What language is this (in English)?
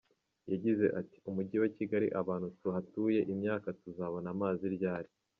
Kinyarwanda